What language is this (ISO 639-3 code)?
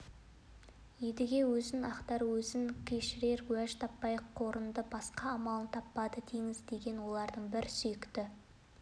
kaz